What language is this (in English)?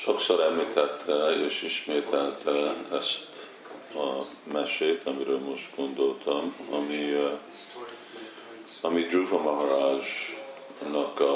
Hungarian